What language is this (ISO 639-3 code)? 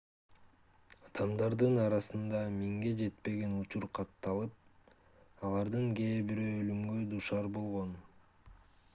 kir